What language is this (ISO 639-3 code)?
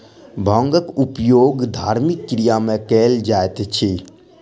mai